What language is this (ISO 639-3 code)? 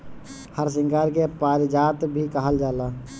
bho